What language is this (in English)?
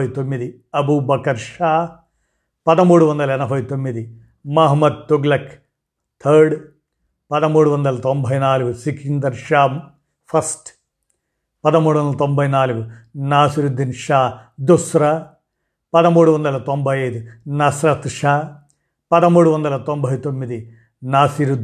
Telugu